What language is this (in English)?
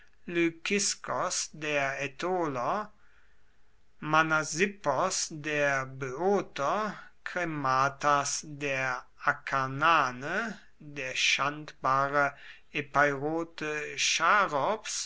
German